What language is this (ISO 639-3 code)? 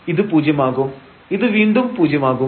mal